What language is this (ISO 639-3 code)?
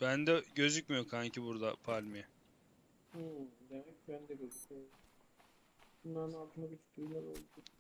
tur